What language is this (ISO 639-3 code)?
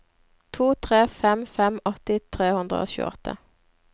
nor